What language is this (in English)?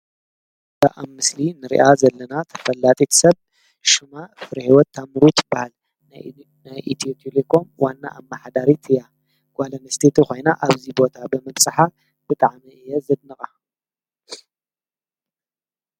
Tigrinya